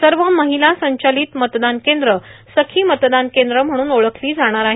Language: Marathi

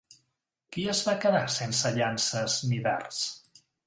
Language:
Catalan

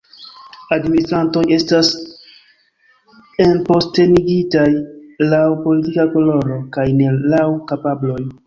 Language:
Esperanto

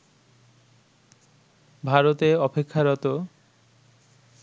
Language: Bangla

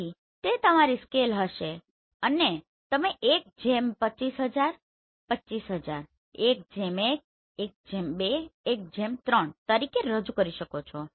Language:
Gujarati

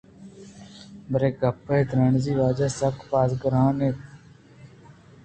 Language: Eastern Balochi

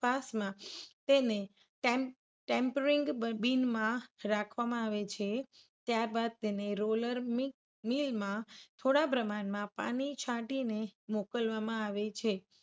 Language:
Gujarati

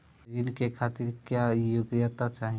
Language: Bhojpuri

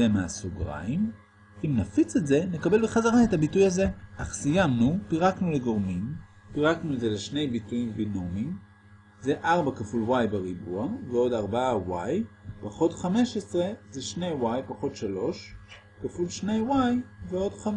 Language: Hebrew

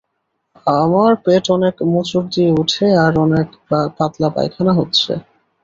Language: Bangla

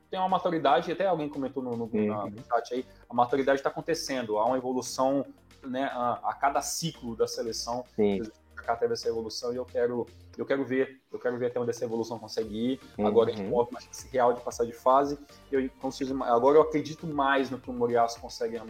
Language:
Portuguese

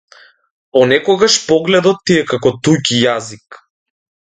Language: Macedonian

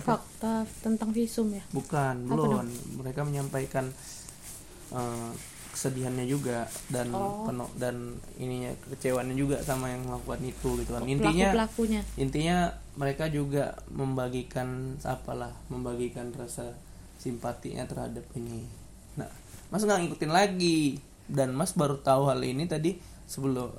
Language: Indonesian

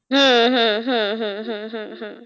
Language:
Bangla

